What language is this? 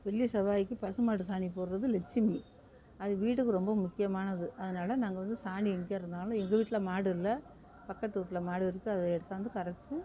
Tamil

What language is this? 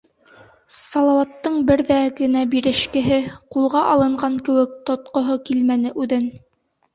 Bashkir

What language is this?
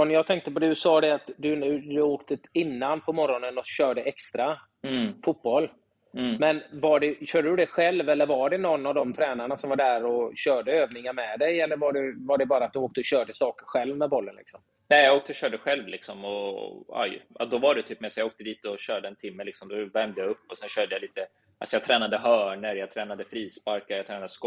Swedish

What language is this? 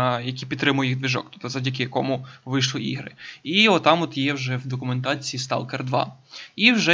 Ukrainian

